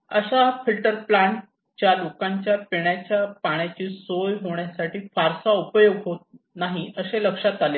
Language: Marathi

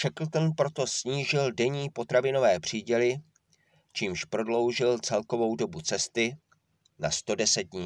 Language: Czech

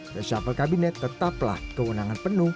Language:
Indonesian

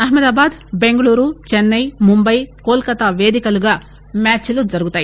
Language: Telugu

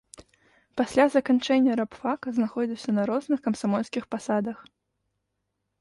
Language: Belarusian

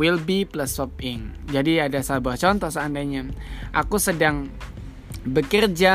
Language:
Indonesian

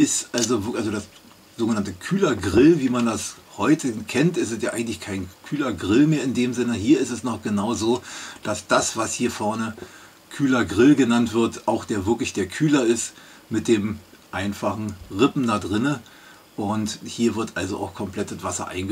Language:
German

